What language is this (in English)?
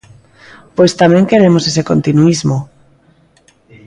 Galician